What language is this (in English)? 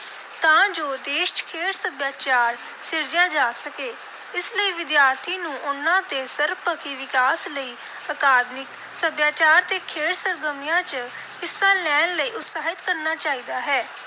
Punjabi